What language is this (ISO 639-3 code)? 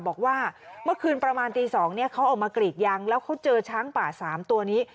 tha